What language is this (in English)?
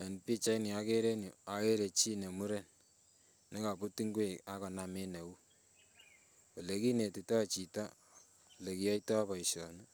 Kalenjin